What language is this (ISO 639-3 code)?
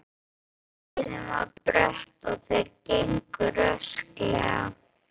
isl